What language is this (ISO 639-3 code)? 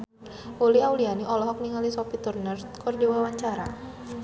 sun